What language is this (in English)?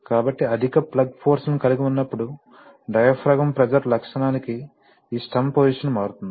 Telugu